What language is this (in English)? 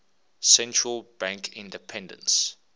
English